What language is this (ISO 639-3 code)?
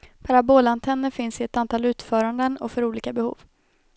swe